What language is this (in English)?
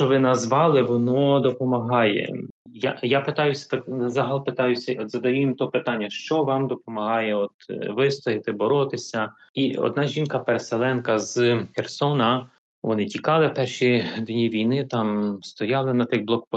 Ukrainian